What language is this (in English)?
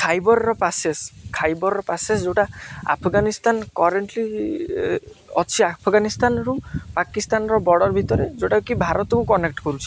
Odia